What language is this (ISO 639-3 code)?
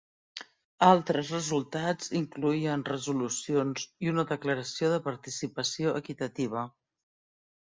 cat